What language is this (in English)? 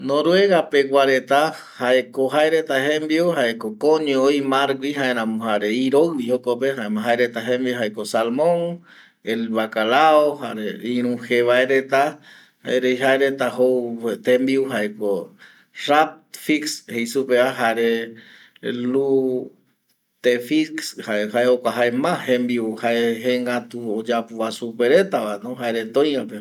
Eastern Bolivian Guaraní